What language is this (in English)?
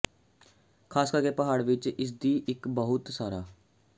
Punjabi